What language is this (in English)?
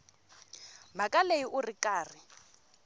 Tsonga